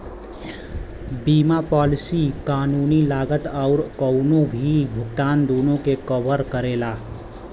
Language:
Bhojpuri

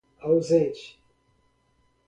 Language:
Portuguese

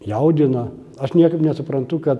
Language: Lithuanian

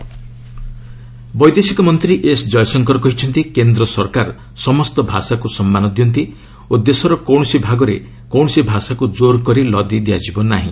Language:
Odia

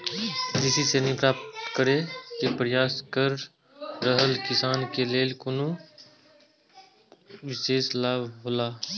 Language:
Maithili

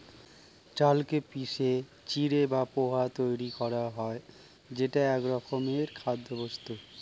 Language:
Bangla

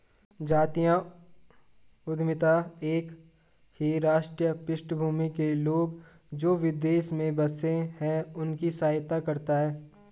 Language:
Hindi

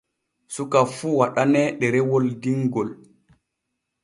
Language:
Borgu Fulfulde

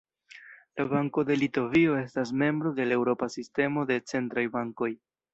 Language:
Esperanto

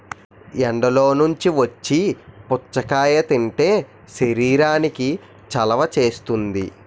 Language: Telugu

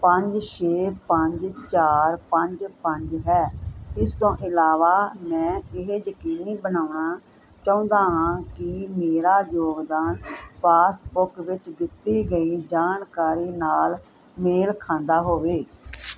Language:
Punjabi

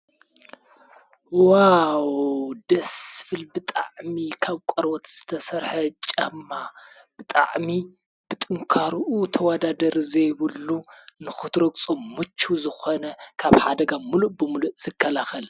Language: Tigrinya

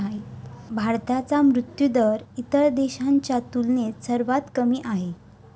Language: Marathi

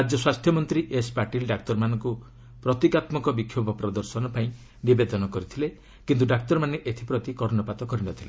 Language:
Odia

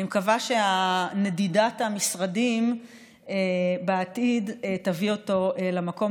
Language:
Hebrew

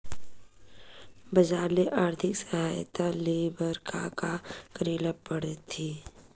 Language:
Chhattisgarhi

